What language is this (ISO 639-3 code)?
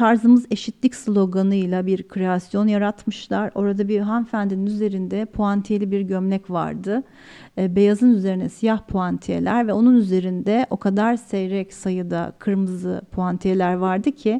tur